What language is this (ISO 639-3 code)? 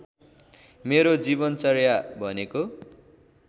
nep